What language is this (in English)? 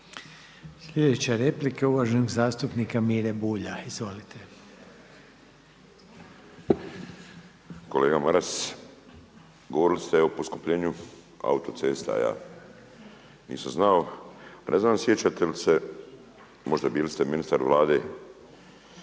Croatian